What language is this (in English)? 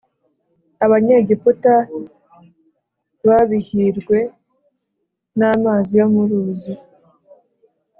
Kinyarwanda